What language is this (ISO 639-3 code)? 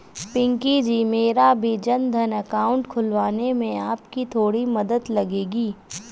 hin